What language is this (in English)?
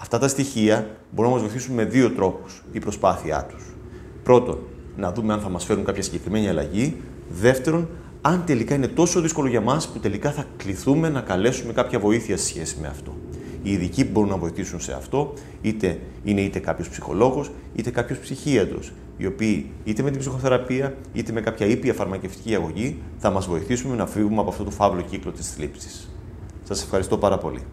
Greek